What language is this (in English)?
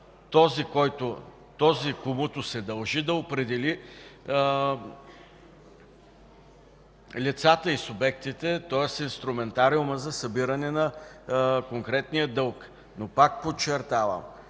Bulgarian